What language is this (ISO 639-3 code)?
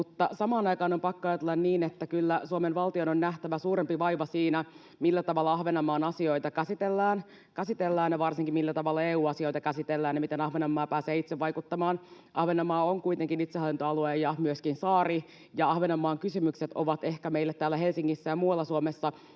fin